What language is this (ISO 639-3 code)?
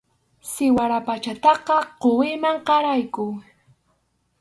qxu